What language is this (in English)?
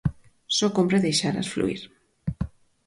Galician